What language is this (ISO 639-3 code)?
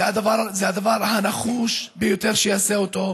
heb